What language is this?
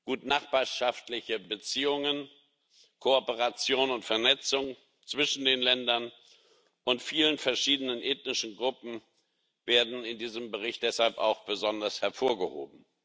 German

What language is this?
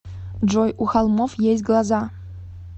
Russian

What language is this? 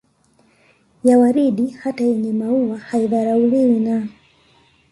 Swahili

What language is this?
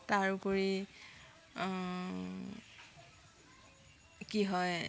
Assamese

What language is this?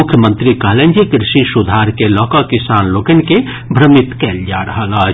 Maithili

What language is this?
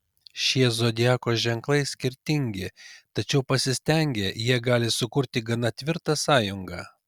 Lithuanian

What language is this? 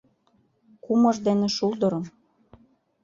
Mari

